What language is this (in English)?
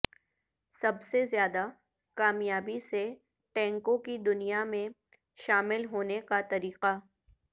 Urdu